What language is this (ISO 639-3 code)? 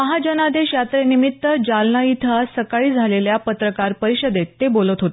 mar